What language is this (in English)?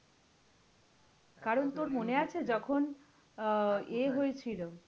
Bangla